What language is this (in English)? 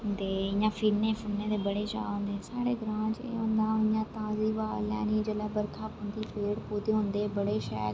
Dogri